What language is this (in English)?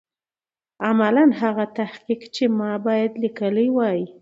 Pashto